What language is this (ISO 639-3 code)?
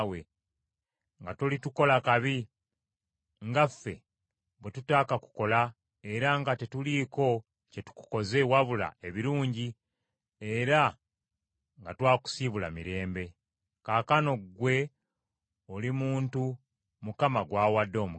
lug